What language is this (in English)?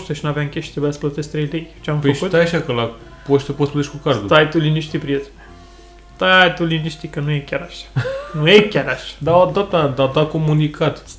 Romanian